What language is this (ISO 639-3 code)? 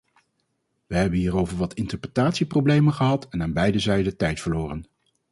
nld